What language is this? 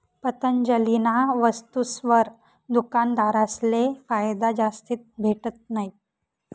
Marathi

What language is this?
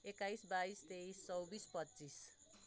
Nepali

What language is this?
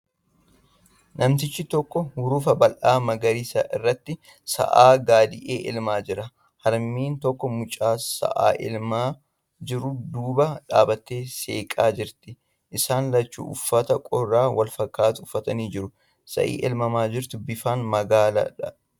Oromo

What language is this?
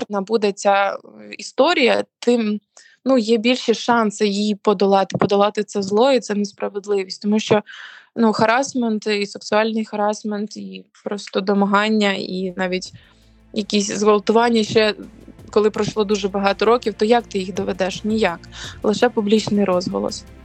Ukrainian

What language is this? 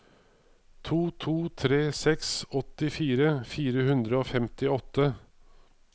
Norwegian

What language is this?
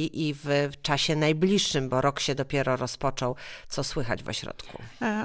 Polish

